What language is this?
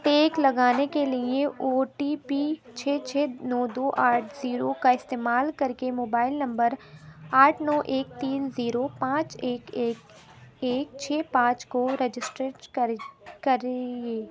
Urdu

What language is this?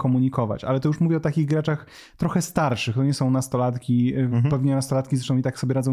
Polish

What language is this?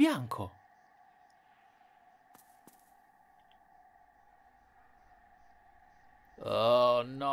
Italian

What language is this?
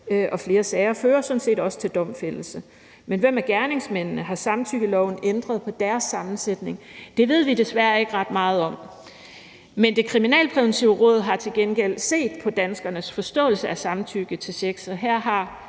Danish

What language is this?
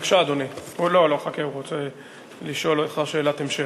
Hebrew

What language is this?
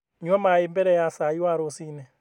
Kikuyu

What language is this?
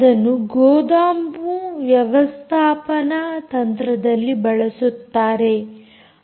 Kannada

